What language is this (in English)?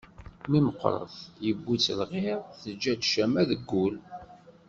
Kabyle